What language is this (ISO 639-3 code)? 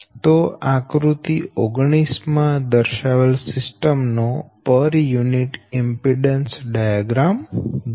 guj